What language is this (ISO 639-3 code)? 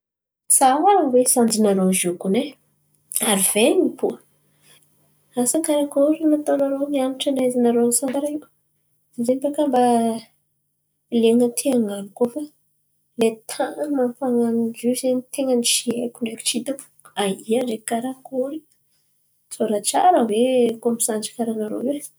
xmv